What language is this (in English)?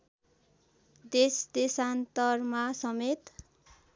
Nepali